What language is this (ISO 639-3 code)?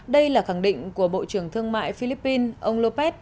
vie